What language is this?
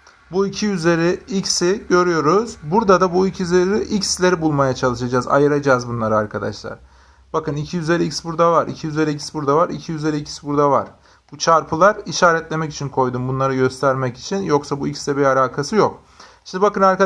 Turkish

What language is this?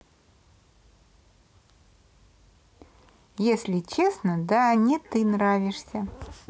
Russian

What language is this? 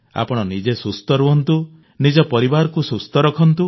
Odia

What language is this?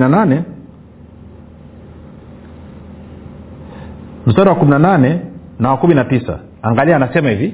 Swahili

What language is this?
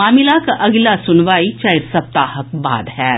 Maithili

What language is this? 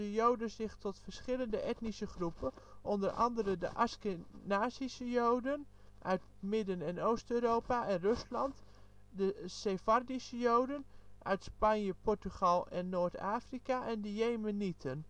Dutch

